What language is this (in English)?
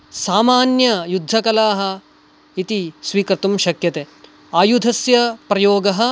Sanskrit